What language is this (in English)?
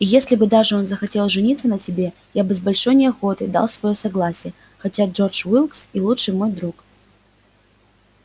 Russian